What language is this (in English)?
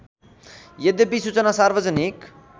Nepali